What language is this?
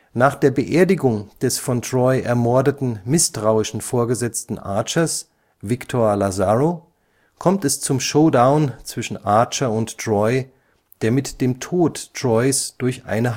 German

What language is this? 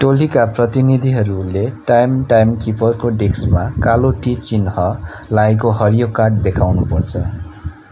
Nepali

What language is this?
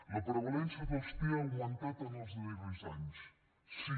Catalan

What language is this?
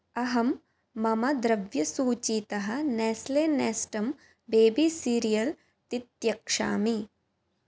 Sanskrit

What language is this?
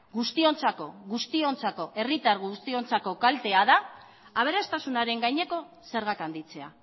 Basque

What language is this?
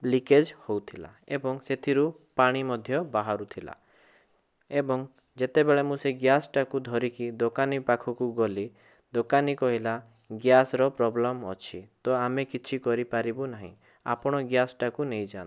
Odia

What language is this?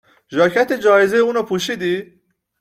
Persian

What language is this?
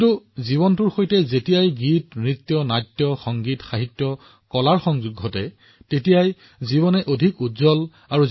Assamese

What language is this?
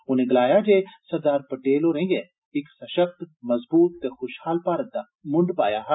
Dogri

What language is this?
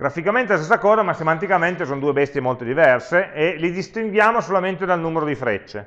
Italian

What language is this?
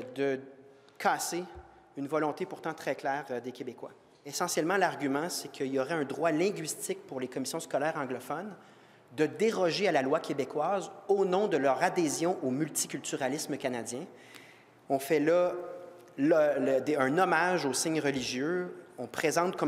French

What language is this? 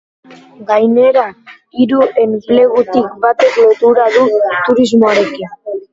Basque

